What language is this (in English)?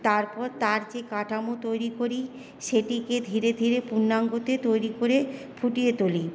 Bangla